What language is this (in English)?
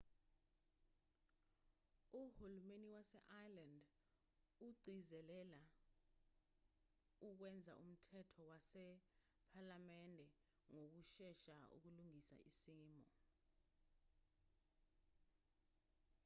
Zulu